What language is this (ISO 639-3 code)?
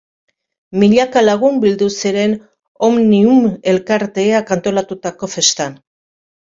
eus